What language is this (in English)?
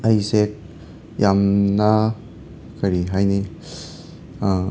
Manipuri